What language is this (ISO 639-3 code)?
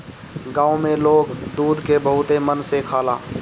bho